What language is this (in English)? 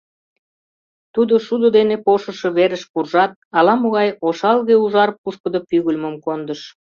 Mari